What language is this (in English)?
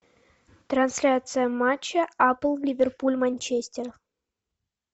Russian